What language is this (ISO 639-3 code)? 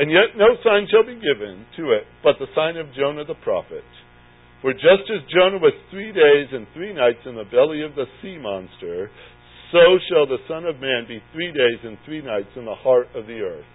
eng